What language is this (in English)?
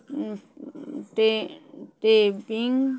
Maithili